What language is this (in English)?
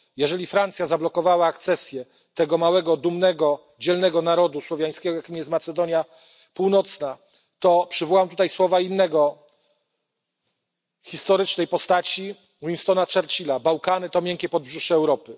Polish